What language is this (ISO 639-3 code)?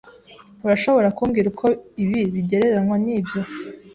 kin